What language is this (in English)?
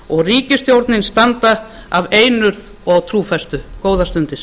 Icelandic